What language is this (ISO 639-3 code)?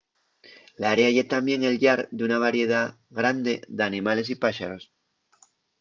ast